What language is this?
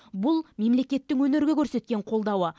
Kazakh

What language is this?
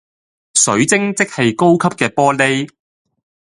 Cantonese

